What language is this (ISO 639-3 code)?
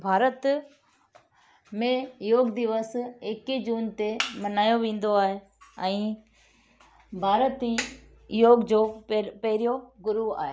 snd